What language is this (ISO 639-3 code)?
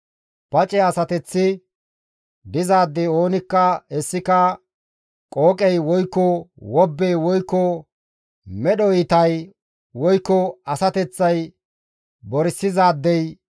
gmv